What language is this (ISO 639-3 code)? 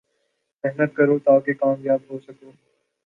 urd